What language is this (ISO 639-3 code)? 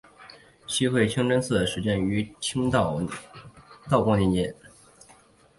zho